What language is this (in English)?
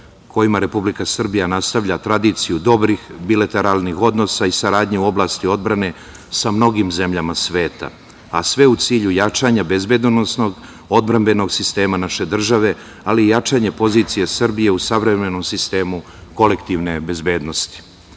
Serbian